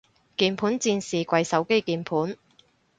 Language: Cantonese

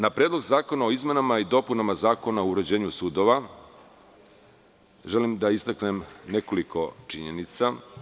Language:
Serbian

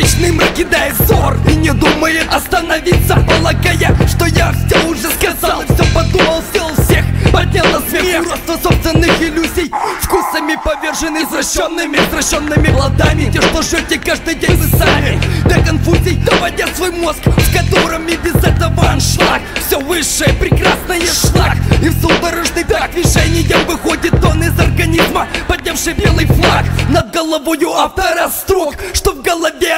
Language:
Russian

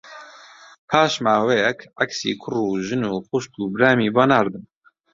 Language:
Central Kurdish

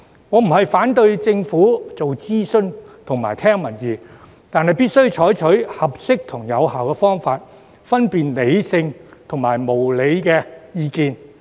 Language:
Cantonese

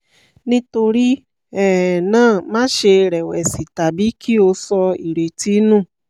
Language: Yoruba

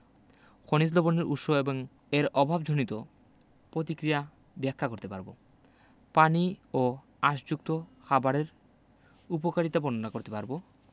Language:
Bangla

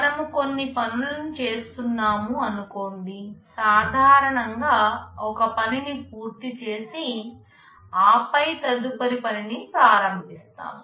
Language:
Telugu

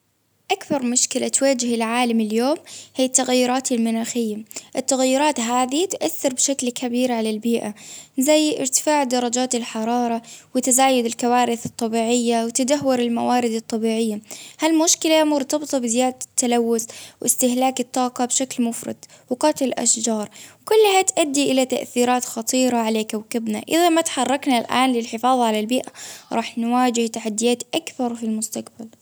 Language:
Baharna Arabic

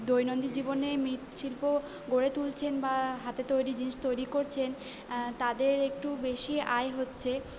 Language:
Bangla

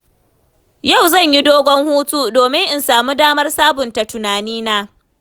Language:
Hausa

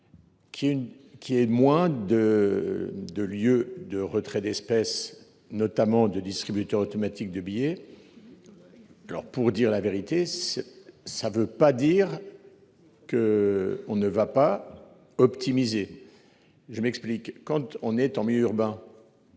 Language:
French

